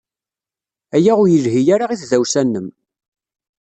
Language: Kabyle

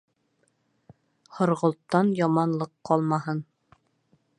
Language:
Bashkir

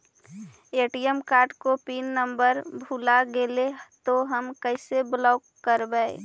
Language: Magahi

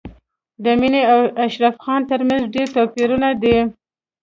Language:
Pashto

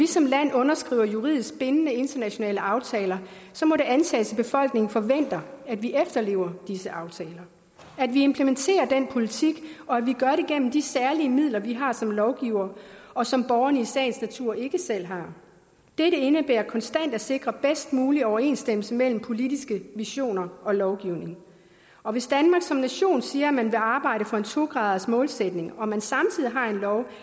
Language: Danish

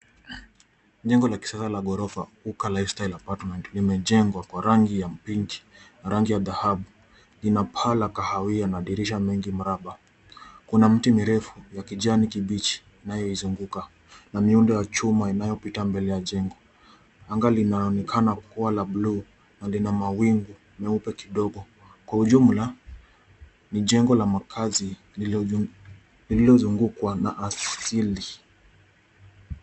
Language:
Swahili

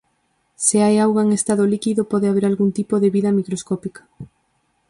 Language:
Galician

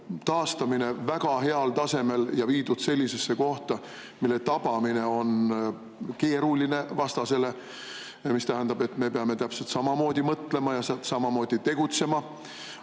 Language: Estonian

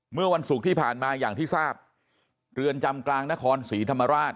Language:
Thai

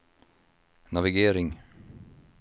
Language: Swedish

